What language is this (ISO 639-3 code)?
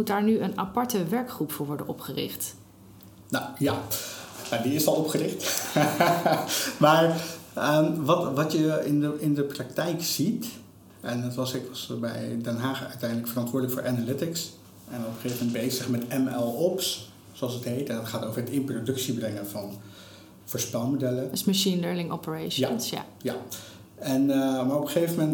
nld